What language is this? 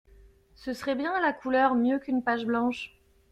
French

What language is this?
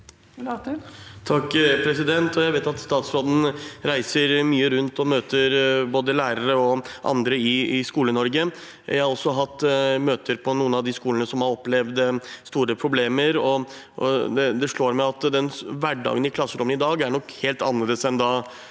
Norwegian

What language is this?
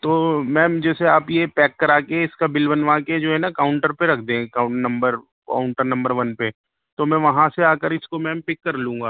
Urdu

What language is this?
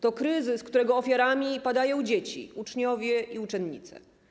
Polish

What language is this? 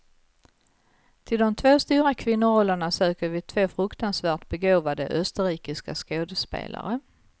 Swedish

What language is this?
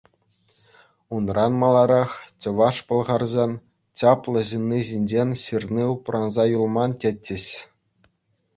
Chuvash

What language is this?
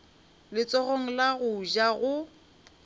Northern Sotho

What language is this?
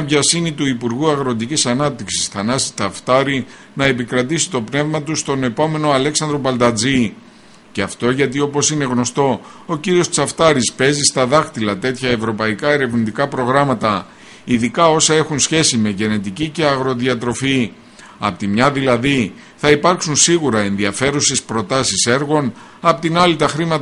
Greek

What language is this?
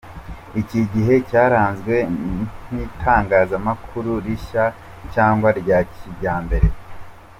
Kinyarwanda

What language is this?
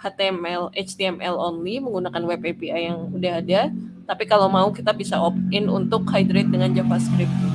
Indonesian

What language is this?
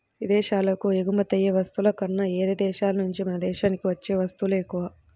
Telugu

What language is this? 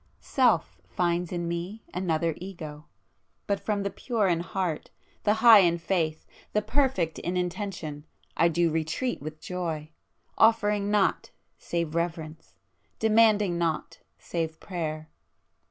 English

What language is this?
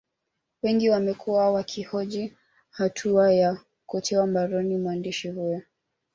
Swahili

